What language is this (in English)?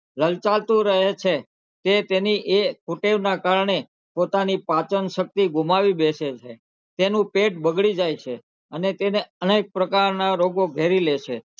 Gujarati